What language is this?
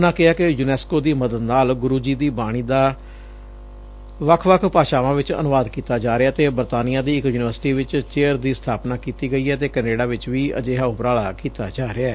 Punjabi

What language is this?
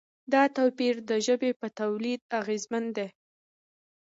Pashto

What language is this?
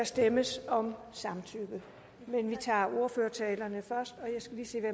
Danish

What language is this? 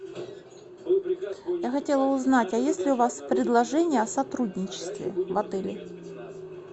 Russian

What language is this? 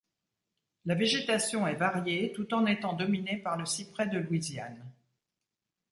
French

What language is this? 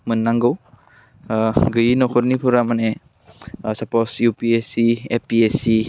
Bodo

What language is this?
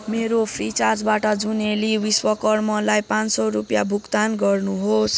Nepali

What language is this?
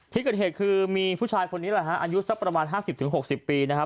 Thai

